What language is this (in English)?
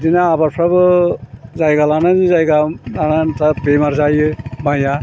Bodo